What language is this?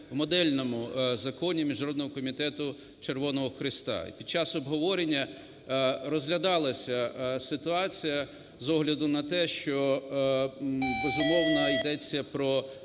Ukrainian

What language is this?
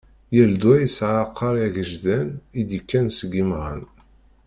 Kabyle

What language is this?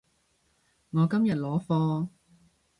Cantonese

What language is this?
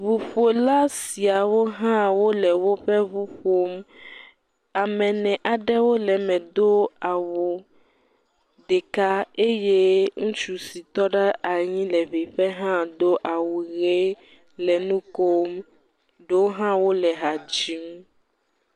Ewe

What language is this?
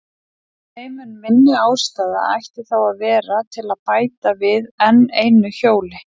Icelandic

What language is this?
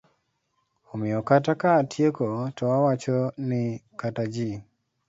Luo (Kenya and Tanzania)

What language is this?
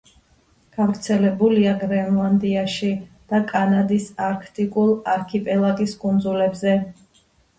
Georgian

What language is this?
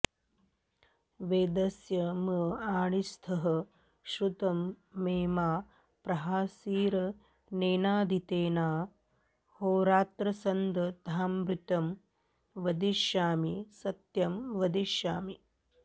Sanskrit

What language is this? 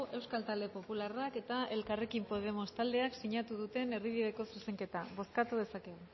Basque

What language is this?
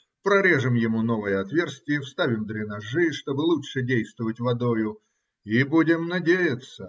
Russian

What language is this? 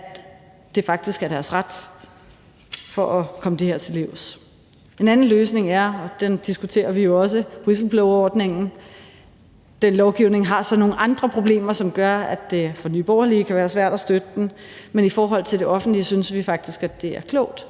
Danish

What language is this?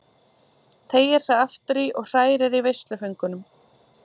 Icelandic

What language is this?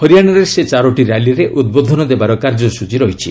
Odia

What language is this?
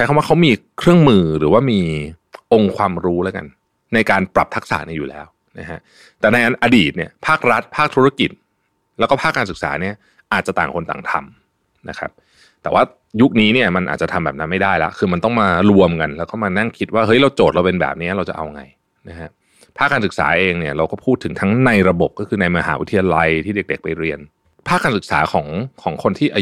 Thai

